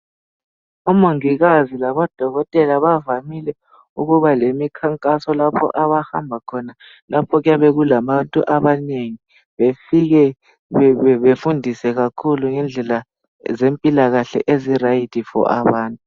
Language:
North Ndebele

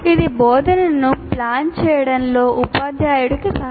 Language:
Telugu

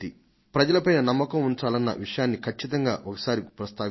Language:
Telugu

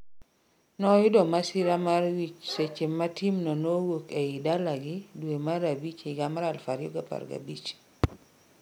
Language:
Luo (Kenya and Tanzania)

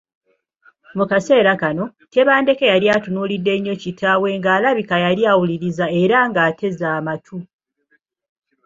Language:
Ganda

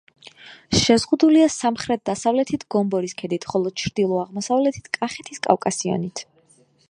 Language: Georgian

